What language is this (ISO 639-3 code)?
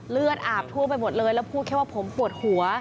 tha